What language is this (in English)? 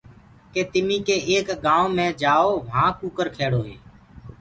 Gurgula